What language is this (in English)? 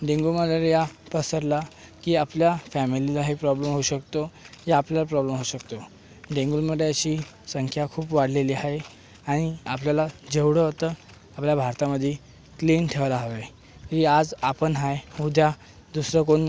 Marathi